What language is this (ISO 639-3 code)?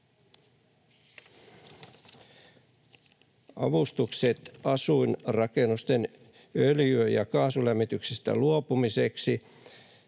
fin